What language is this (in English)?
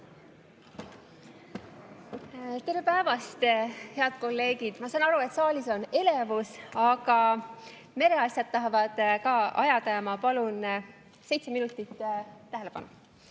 Estonian